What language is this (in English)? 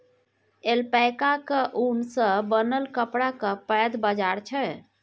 Maithili